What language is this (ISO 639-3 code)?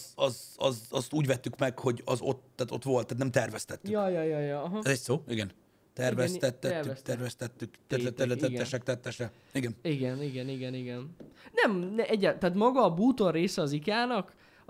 hun